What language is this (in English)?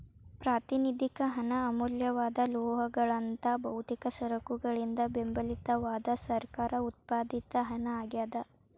Kannada